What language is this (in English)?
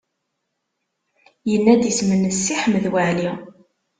Kabyle